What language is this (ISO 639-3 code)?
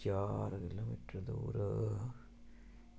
doi